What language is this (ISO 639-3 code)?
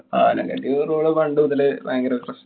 mal